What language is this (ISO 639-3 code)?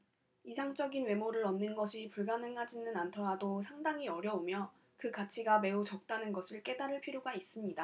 kor